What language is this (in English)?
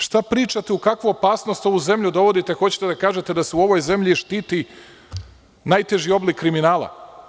Serbian